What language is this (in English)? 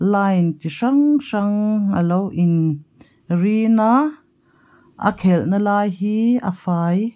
Mizo